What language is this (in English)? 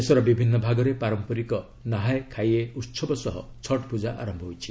Odia